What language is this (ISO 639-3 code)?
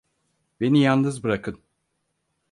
tur